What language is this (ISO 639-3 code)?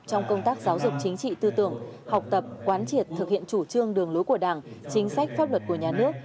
vie